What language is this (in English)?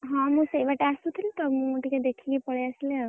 Odia